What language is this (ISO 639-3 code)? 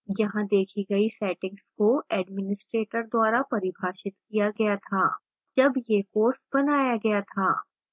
hin